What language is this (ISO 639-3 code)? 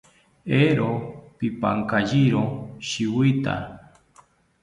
cpy